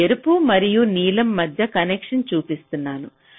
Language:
Telugu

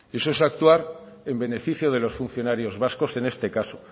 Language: Spanish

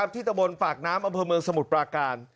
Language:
Thai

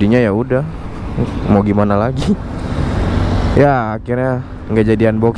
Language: Indonesian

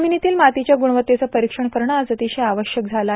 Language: Marathi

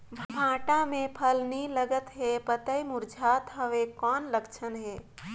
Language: Chhattisgarhi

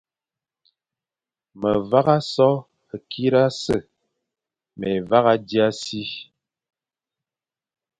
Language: Fang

